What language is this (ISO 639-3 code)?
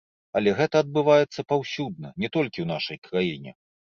bel